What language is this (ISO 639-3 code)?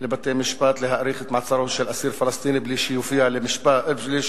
heb